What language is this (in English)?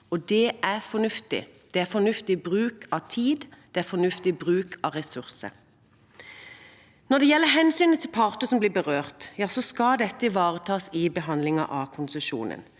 Norwegian